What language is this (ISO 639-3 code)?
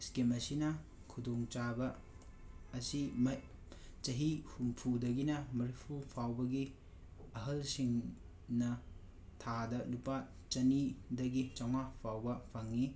mni